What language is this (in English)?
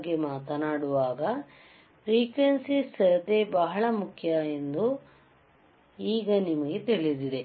Kannada